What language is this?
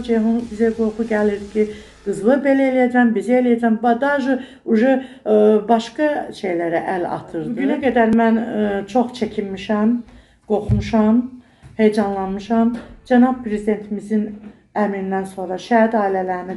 Turkish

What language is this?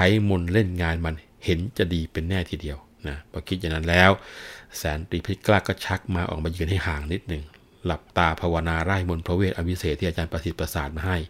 Thai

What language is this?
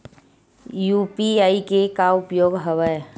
Chhattisgarhi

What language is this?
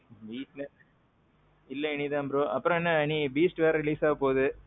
Tamil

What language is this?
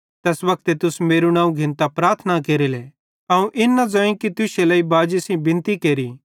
Bhadrawahi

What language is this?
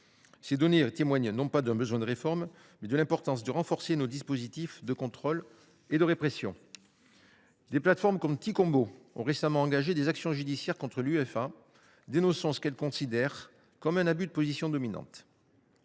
French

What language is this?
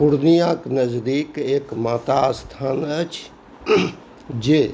Maithili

